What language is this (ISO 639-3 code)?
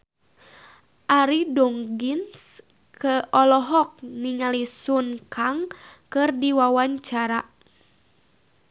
sun